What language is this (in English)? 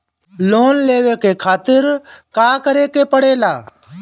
Bhojpuri